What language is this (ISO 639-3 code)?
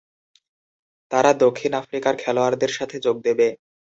ben